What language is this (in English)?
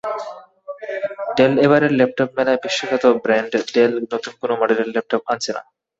Bangla